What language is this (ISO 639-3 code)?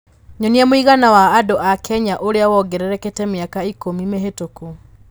kik